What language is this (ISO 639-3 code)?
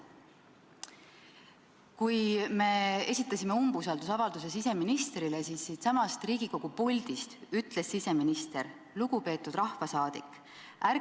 est